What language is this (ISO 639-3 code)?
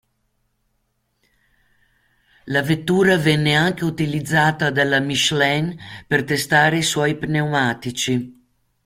ita